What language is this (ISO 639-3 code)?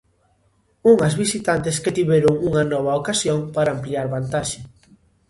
glg